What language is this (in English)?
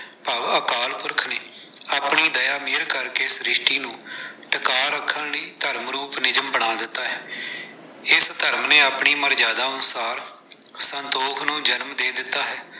Punjabi